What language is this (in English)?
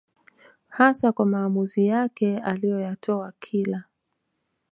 Swahili